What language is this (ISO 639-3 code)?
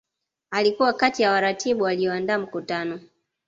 swa